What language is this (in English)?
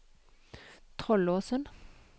Norwegian